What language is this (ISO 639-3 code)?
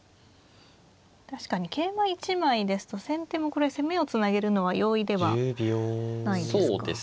jpn